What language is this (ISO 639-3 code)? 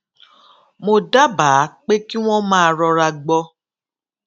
yor